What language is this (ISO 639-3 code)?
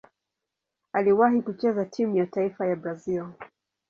swa